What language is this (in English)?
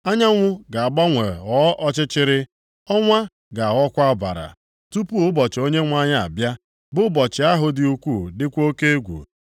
Igbo